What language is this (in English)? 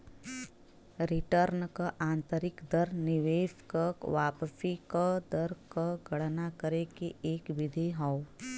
Bhojpuri